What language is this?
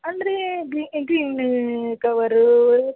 Kannada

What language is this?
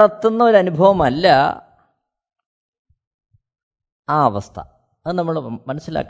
Malayalam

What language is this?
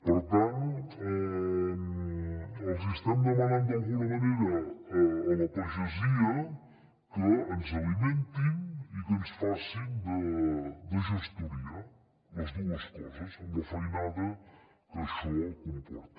Catalan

